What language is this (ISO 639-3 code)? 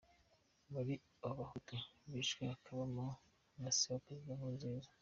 kin